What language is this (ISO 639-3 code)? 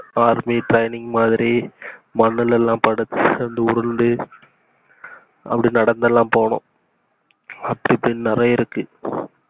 tam